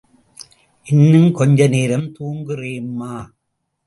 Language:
Tamil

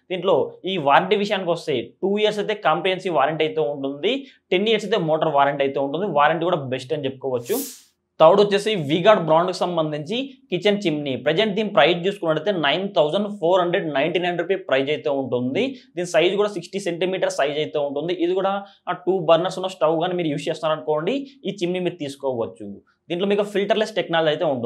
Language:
Telugu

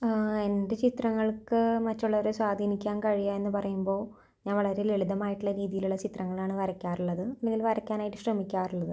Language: Malayalam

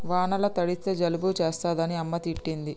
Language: Telugu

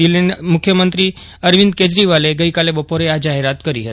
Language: Gujarati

